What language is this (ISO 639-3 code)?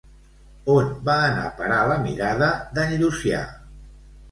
cat